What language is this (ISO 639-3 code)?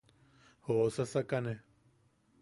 yaq